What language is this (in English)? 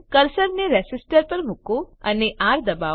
Gujarati